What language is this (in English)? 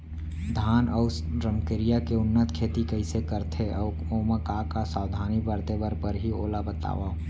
Chhattisgarhi